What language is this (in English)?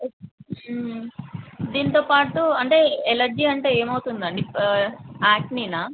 Telugu